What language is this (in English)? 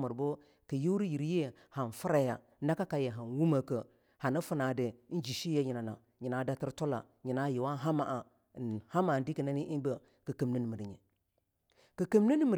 Longuda